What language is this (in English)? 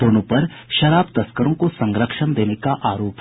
Hindi